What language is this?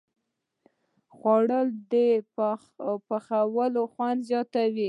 Pashto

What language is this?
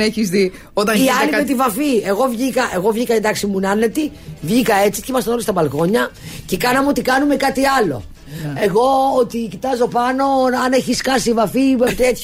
Greek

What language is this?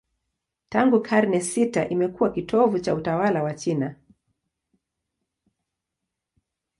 Swahili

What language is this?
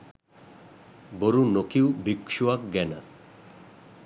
Sinhala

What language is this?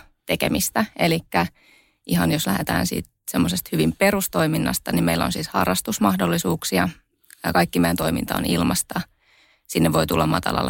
Finnish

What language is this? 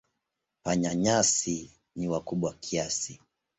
Swahili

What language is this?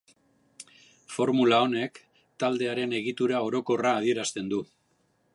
Basque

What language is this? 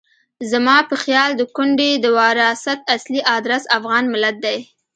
Pashto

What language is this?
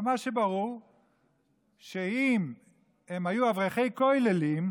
Hebrew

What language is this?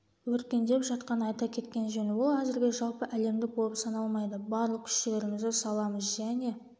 Kazakh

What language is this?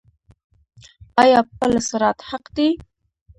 Pashto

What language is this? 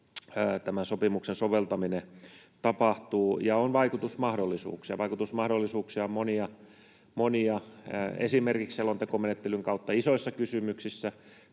Finnish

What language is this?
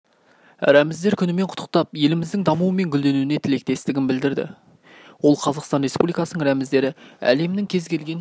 Kazakh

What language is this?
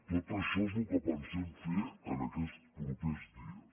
Catalan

